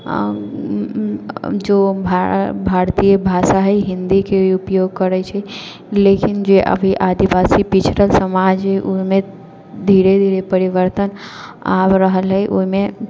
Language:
Maithili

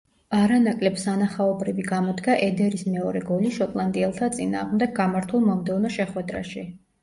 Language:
Georgian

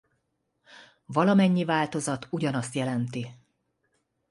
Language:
Hungarian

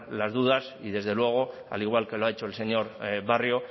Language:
Spanish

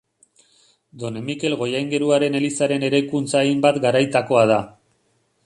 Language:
Basque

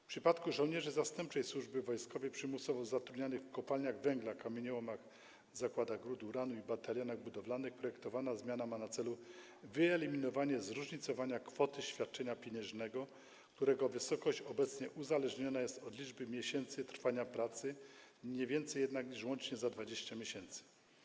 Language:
Polish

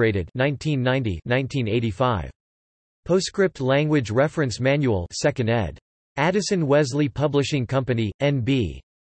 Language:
English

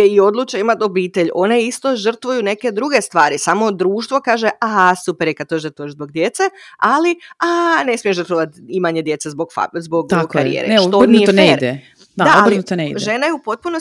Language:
Croatian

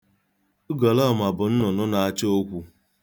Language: Igbo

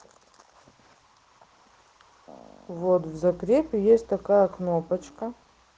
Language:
Russian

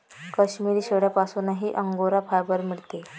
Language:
Marathi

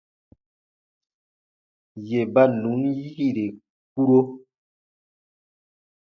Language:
Baatonum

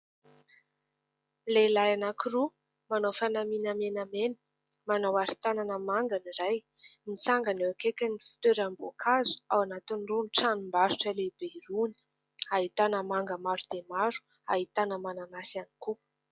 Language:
Malagasy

